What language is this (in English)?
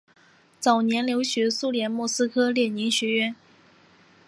Chinese